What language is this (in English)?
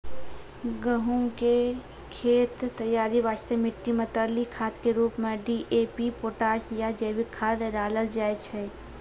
Maithili